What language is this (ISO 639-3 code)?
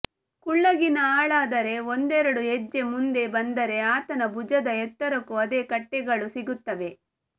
kan